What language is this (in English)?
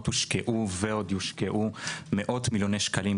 Hebrew